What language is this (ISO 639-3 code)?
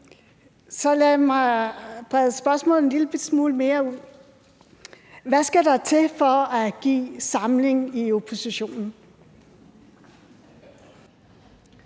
dan